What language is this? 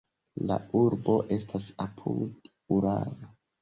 Esperanto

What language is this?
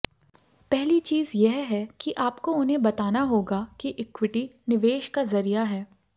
Hindi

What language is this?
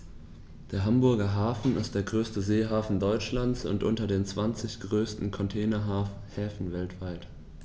German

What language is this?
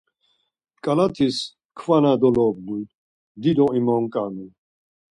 Laz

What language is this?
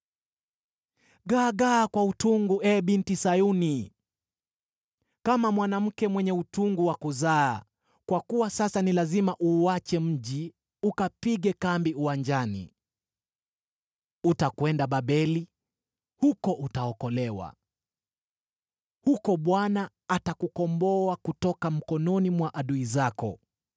Swahili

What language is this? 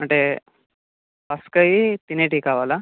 Telugu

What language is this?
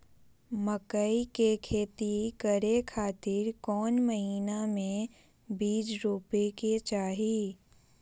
Magahi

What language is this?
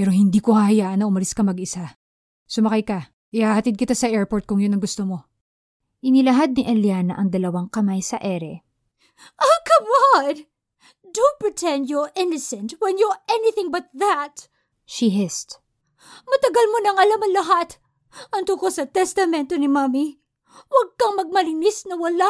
Filipino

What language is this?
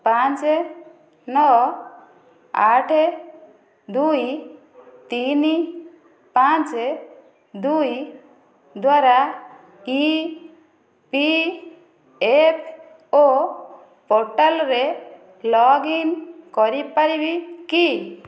Odia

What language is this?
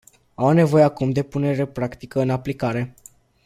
Romanian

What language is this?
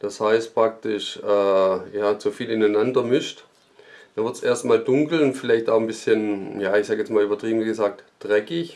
German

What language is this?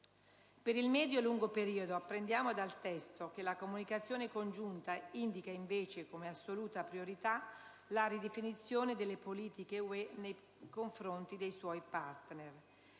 Italian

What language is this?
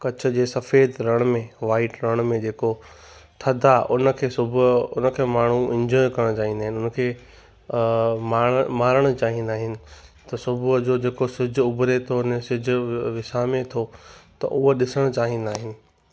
Sindhi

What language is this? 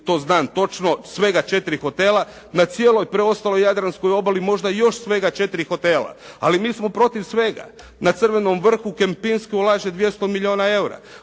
Croatian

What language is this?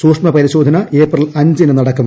Malayalam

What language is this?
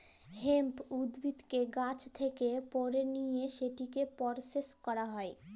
Bangla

